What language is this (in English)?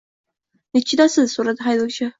Uzbek